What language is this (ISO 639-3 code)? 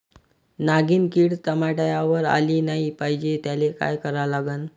mar